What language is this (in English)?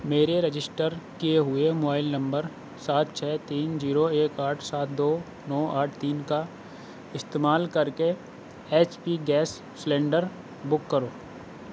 Urdu